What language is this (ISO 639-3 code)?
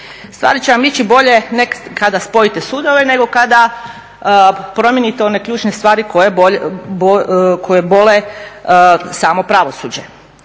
hrv